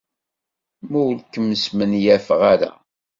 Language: Kabyle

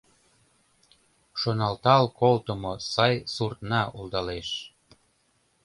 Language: Mari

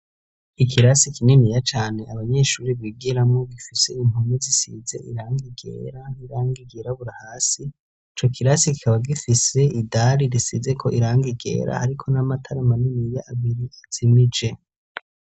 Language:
Rundi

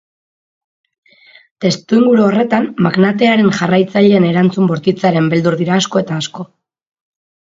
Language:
Basque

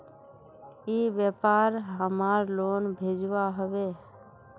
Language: Magahi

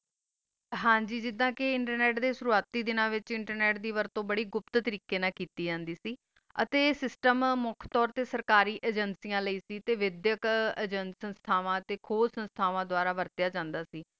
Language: Punjabi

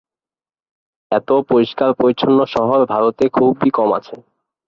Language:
Bangla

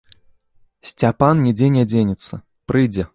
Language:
Belarusian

